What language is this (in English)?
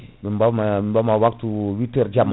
Fula